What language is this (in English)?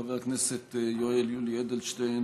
Hebrew